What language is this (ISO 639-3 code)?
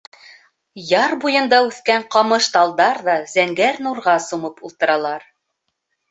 bak